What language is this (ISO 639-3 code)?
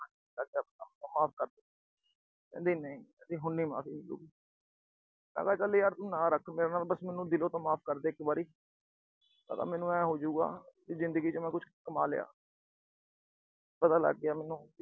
pan